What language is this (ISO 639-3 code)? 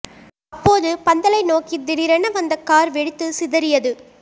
tam